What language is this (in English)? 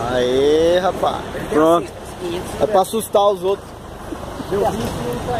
Portuguese